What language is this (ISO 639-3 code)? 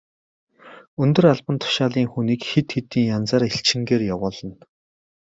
mon